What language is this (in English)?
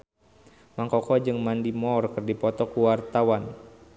Sundanese